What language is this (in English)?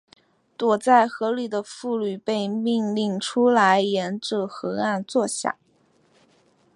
Chinese